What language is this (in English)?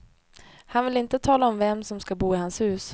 Swedish